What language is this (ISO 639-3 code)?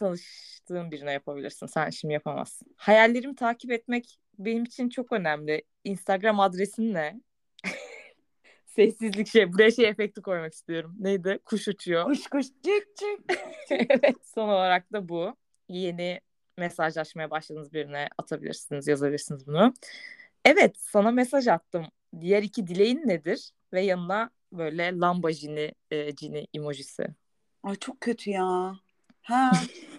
tur